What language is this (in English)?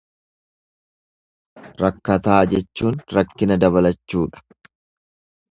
Oromo